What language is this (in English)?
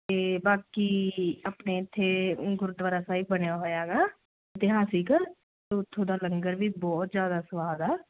Punjabi